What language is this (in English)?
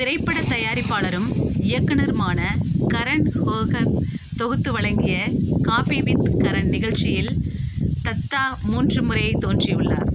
Tamil